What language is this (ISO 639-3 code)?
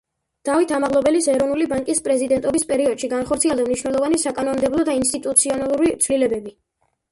kat